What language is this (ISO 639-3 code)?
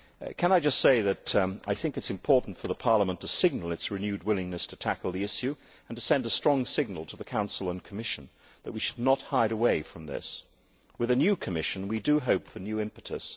eng